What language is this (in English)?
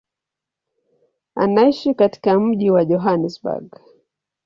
Swahili